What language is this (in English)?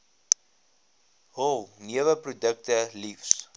Afrikaans